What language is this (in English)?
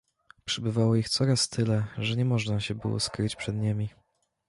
Polish